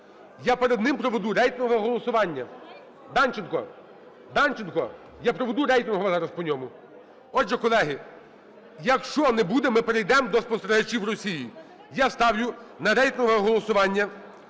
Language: Ukrainian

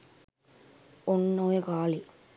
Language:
Sinhala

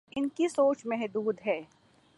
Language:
Urdu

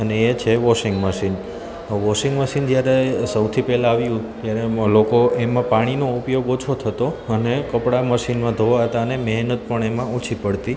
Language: Gujarati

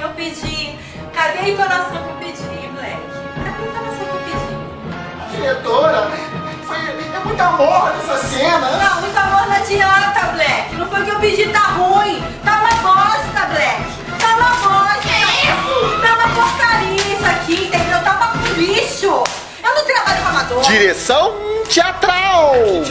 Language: Portuguese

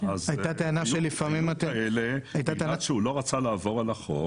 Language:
Hebrew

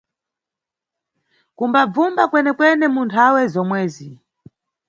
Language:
Nyungwe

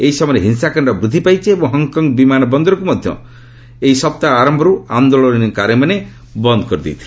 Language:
Odia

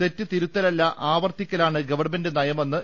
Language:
Malayalam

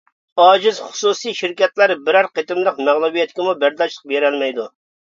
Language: Uyghur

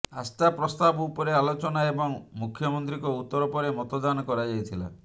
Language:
Odia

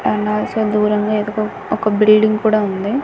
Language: Telugu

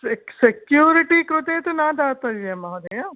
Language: Sanskrit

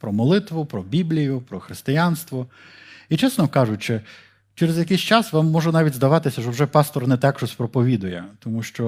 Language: Ukrainian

